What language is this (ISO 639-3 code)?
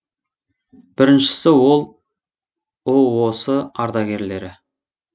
kaz